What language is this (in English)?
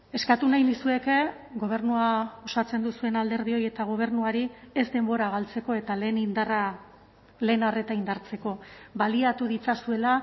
Basque